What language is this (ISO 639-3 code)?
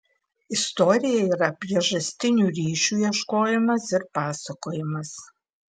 lit